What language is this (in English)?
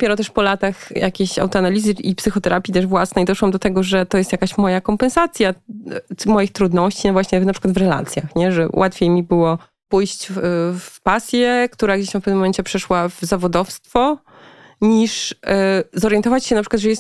Polish